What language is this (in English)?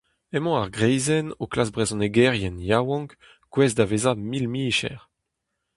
Breton